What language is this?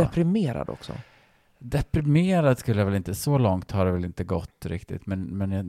Swedish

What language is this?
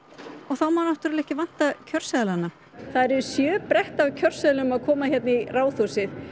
Icelandic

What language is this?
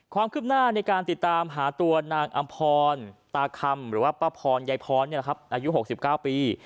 Thai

